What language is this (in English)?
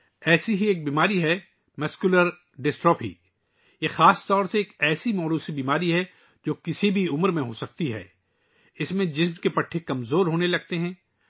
Urdu